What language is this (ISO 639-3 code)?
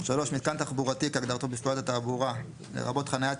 heb